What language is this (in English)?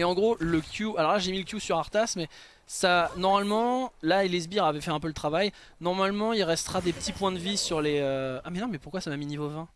French